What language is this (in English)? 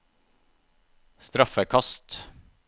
Norwegian